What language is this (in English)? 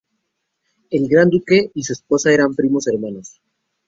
Spanish